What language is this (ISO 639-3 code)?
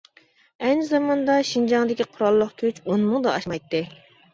uig